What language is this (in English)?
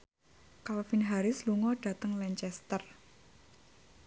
Javanese